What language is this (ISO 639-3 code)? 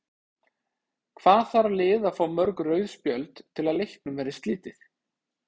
isl